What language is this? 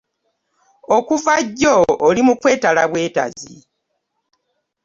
Ganda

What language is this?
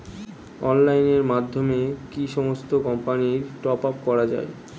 Bangla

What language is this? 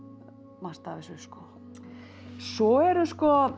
Icelandic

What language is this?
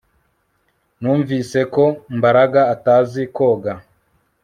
Kinyarwanda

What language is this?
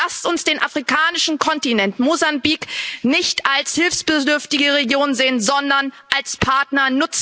German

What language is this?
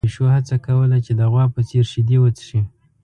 Pashto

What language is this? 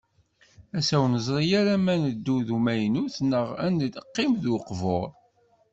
Kabyle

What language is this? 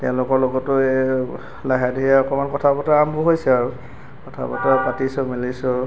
Assamese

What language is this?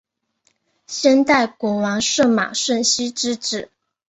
Chinese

